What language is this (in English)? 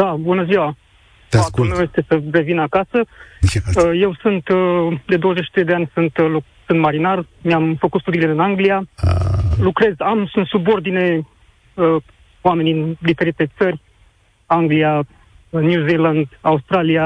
Romanian